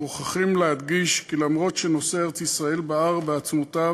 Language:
Hebrew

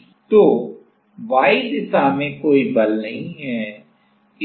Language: Hindi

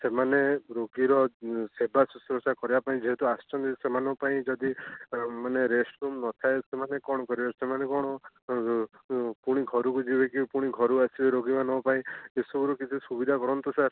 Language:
Odia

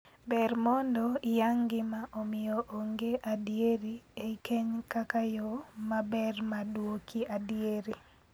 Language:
Luo (Kenya and Tanzania)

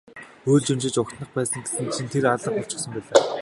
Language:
Mongolian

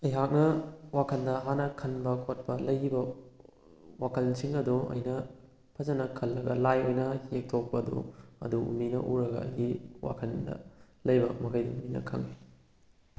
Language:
Manipuri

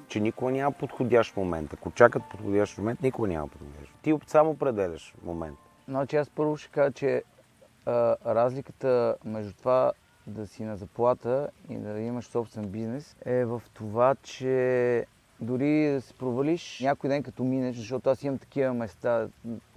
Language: Bulgarian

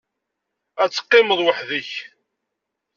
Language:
Kabyle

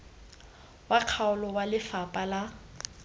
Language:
Tswana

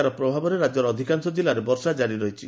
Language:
Odia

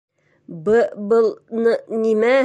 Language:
Bashkir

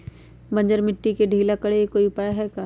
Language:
Magahi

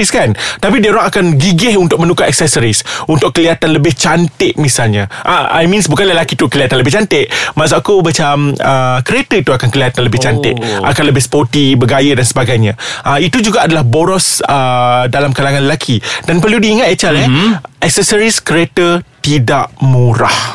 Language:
Malay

